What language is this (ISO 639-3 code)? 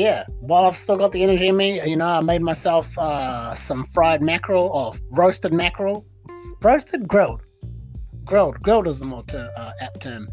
eng